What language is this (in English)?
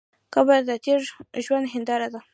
Pashto